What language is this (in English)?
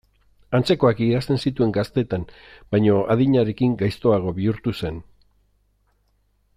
Basque